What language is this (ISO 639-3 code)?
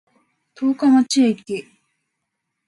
jpn